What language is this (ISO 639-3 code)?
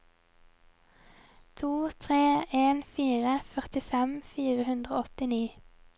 nor